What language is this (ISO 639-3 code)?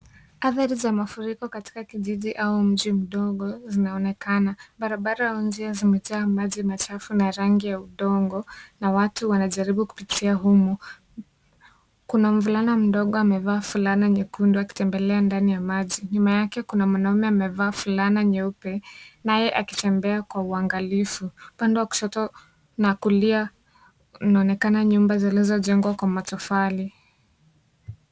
swa